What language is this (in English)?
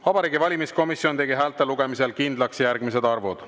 Estonian